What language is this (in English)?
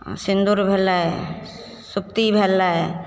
Maithili